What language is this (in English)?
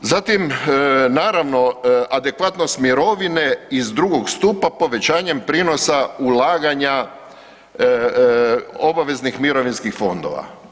Croatian